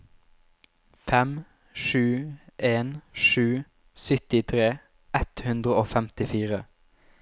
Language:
Norwegian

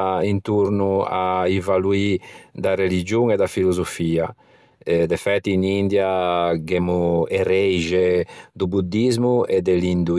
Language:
Ligurian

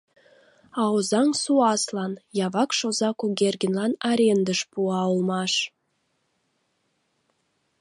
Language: Mari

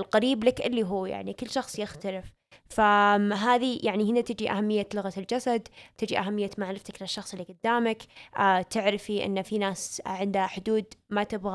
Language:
Arabic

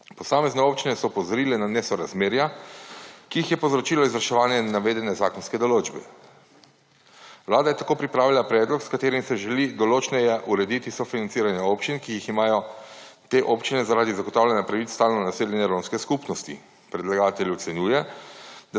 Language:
Slovenian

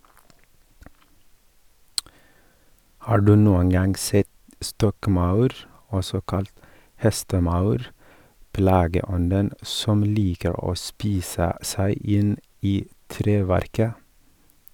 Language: Norwegian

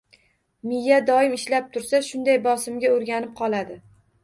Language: Uzbek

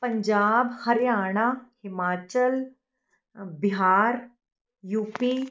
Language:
Punjabi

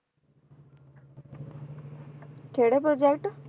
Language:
Punjabi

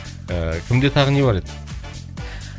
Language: Kazakh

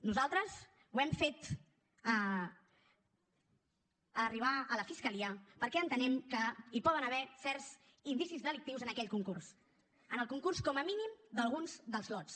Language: Catalan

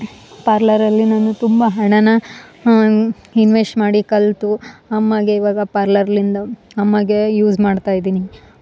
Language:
Kannada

